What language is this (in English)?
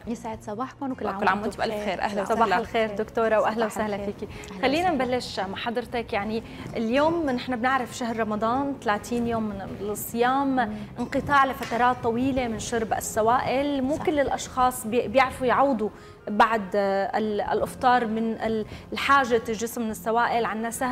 Arabic